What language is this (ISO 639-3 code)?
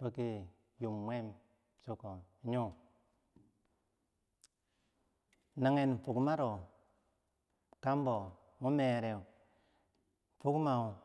bsj